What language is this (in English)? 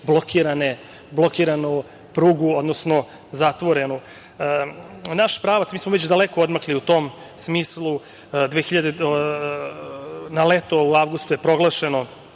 Serbian